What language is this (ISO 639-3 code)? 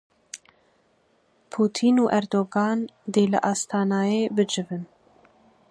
kur